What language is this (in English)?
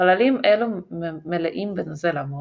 Hebrew